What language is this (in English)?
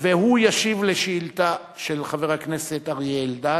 Hebrew